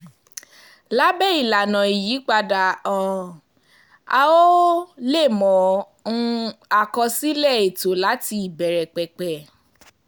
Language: Yoruba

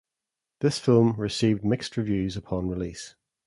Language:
English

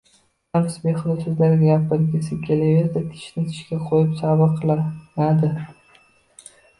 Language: Uzbek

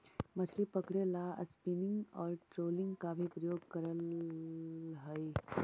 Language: Magahi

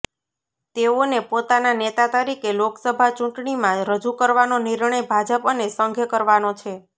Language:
Gujarati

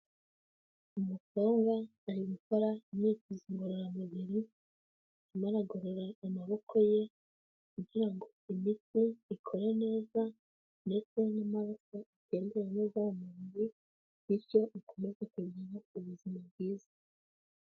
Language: Kinyarwanda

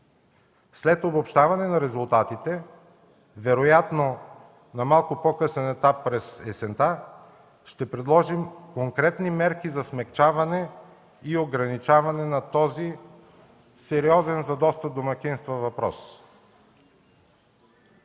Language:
Bulgarian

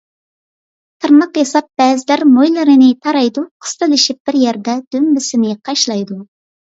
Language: Uyghur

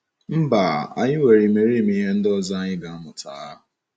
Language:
Igbo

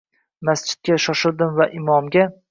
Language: Uzbek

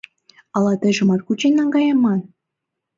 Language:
Mari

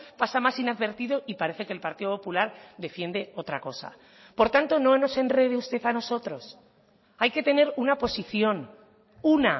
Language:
Spanish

